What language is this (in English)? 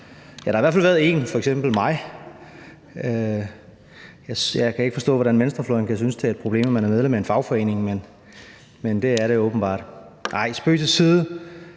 Danish